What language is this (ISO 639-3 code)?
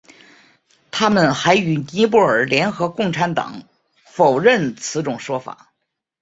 zho